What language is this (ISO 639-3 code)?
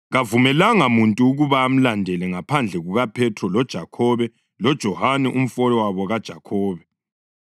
nde